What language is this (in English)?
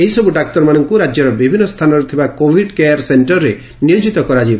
Odia